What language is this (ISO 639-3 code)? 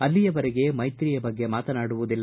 kan